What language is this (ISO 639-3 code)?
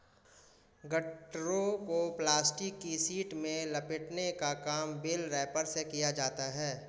hin